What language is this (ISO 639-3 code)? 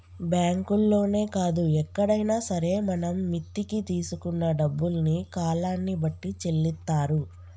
tel